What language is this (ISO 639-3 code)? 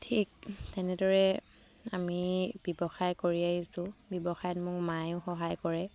asm